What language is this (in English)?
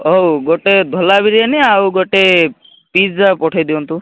Odia